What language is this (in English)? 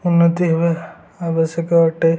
Odia